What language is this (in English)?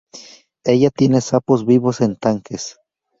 Spanish